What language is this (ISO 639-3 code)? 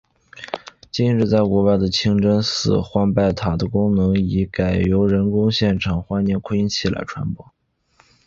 zho